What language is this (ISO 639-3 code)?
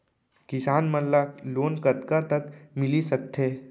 hne